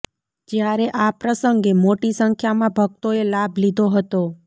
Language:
Gujarati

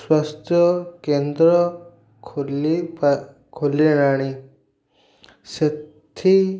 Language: Odia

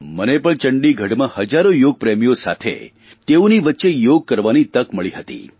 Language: Gujarati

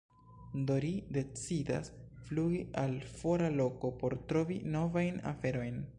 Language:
Esperanto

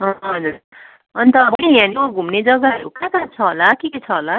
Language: Nepali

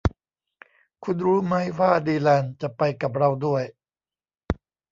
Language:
Thai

